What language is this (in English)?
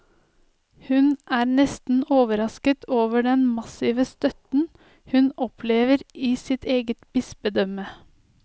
Norwegian